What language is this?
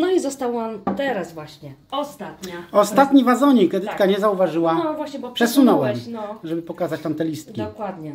Polish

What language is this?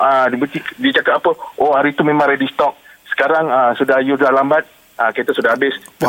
Malay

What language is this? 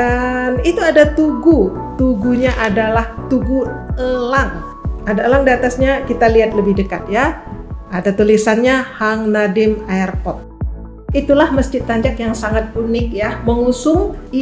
Indonesian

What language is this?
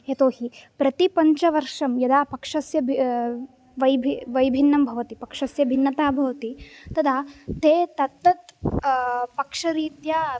Sanskrit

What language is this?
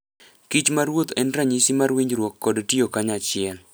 Luo (Kenya and Tanzania)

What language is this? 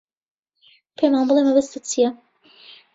Central Kurdish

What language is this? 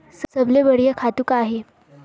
Chhattisgarhi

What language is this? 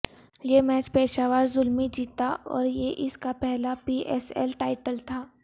Urdu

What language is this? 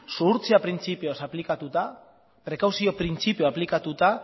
Basque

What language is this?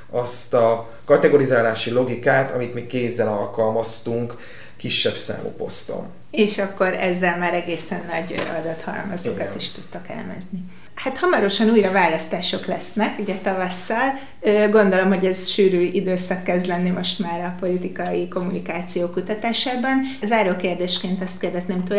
Hungarian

